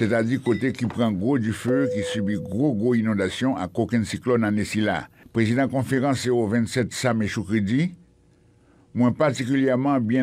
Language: French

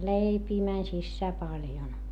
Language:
Finnish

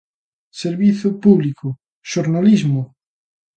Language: Galician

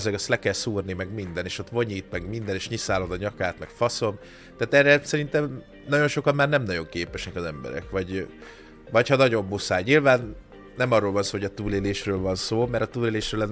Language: Hungarian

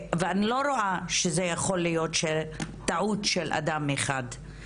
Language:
Hebrew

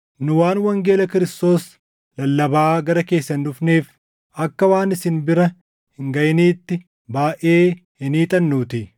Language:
Oromo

